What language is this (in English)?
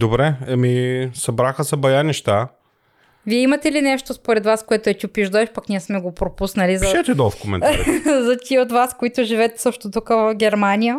Bulgarian